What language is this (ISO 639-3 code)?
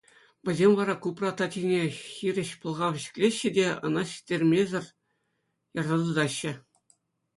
chv